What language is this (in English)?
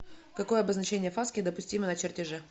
Russian